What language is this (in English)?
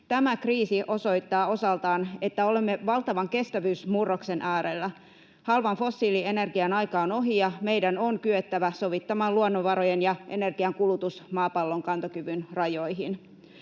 Finnish